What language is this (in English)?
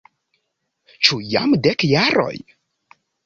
Esperanto